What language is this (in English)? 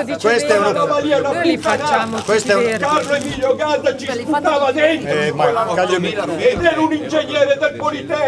Italian